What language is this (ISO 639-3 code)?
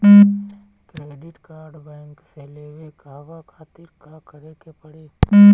bho